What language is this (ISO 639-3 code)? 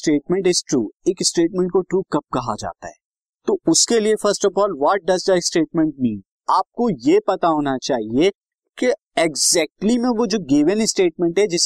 hin